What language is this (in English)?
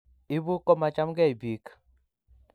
Kalenjin